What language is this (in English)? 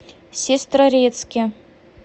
Russian